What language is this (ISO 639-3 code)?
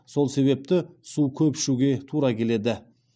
kaz